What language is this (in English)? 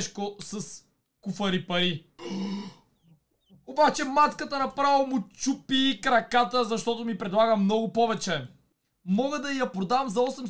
Bulgarian